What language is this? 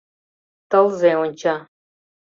Mari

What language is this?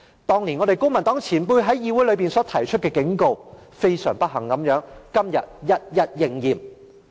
Cantonese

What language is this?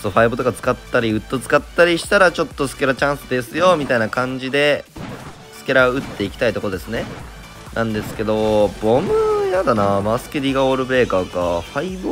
Japanese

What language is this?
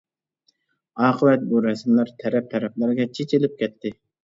Uyghur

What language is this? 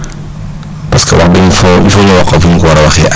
Wolof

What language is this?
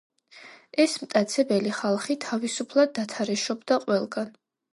Georgian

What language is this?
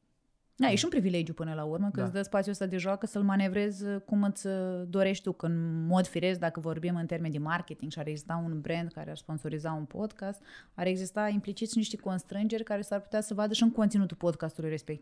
Romanian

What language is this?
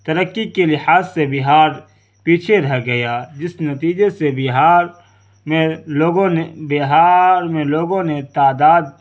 Urdu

